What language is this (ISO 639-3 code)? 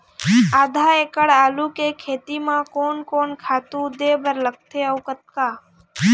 hne